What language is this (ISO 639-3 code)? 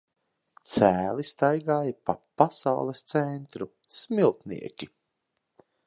lav